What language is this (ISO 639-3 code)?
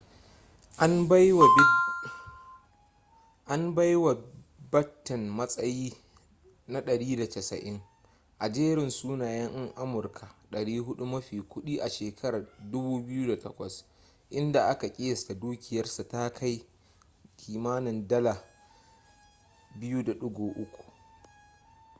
hau